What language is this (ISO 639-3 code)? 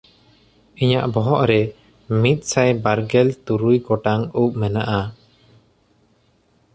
sat